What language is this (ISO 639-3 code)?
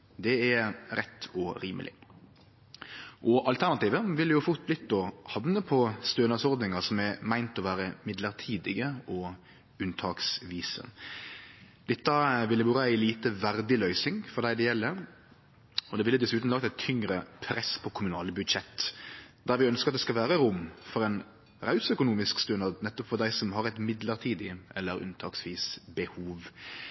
nno